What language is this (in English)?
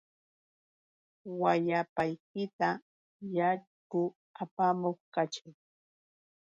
Yauyos Quechua